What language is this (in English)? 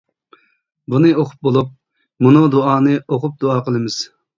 Uyghur